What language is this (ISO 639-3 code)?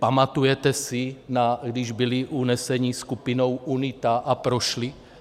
ces